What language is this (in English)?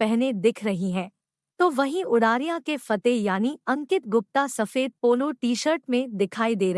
Hindi